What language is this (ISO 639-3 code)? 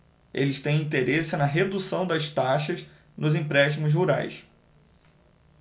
por